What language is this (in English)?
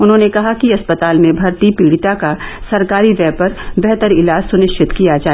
Hindi